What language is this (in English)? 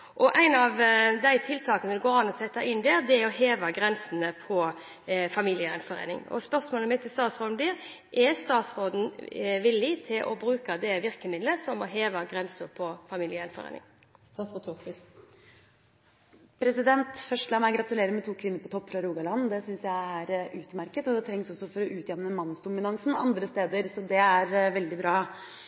Norwegian Bokmål